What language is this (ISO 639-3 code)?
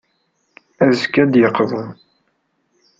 kab